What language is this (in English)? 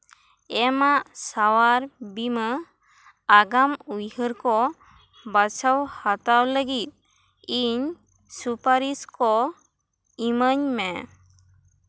Santali